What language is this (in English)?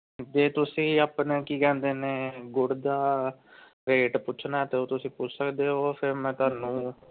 Punjabi